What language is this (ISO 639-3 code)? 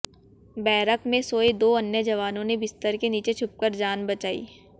hin